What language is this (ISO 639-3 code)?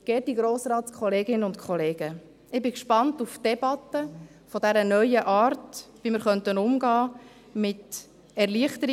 gsw